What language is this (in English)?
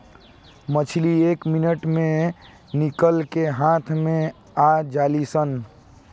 Bhojpuri